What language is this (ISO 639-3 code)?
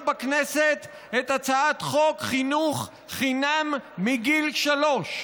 heb